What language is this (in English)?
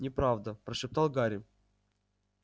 Russian